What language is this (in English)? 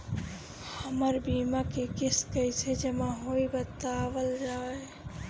Bhojpuri